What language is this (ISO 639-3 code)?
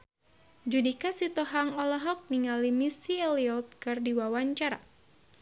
sun